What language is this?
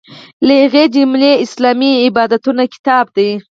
Pashto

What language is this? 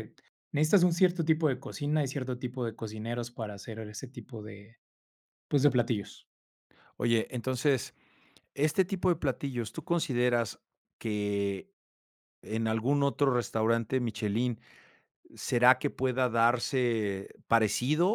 Spanish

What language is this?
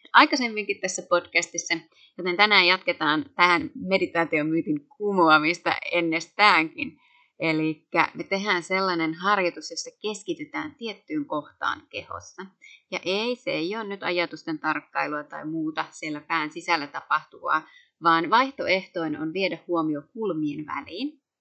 Finnish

